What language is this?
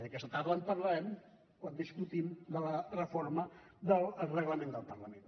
Catalan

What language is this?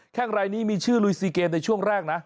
Thai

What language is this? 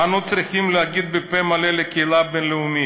Hebrew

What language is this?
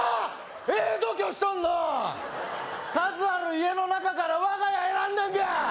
Japanese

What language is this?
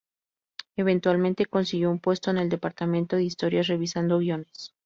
Spanish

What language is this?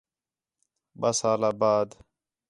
Khetrani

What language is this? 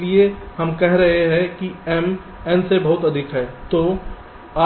Hindi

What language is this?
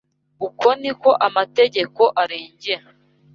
Kinyarwanda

